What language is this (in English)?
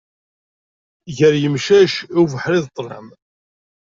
Kabyle